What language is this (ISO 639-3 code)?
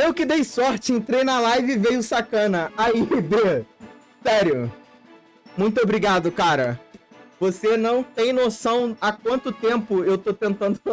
por